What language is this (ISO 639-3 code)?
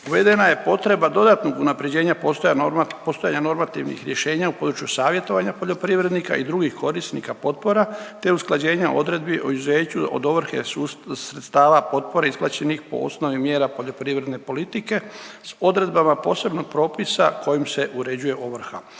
hrv